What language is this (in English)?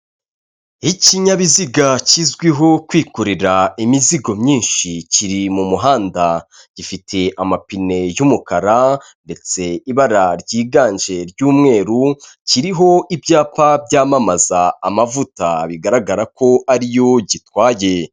Kinyarwanda